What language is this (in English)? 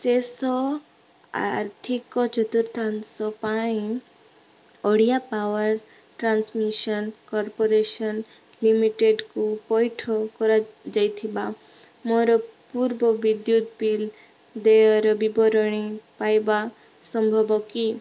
Odia